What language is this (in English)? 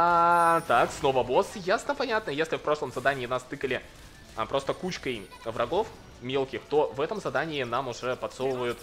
Russian